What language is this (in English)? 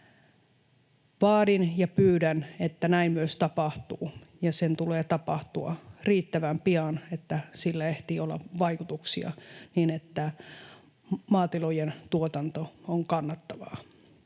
Finnish